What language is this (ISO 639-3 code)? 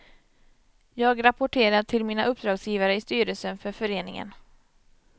swe